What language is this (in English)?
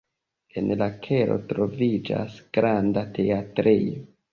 Esperanto